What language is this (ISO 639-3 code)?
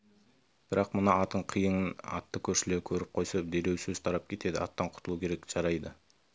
kaz